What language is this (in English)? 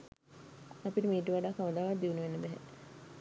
Sinhala